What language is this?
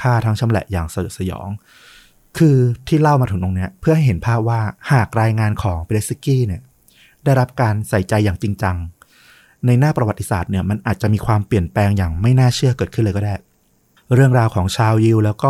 Thai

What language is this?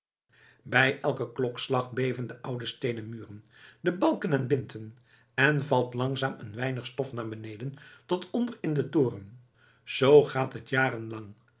Dutch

